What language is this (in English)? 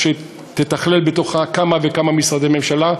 Hebrew